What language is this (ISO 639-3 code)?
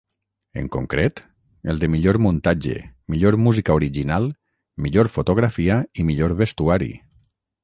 cat